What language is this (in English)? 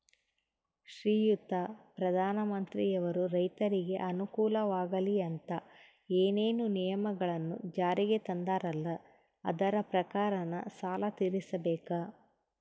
Kannada